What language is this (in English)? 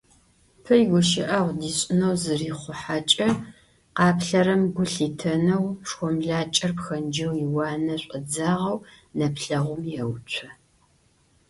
Adyghe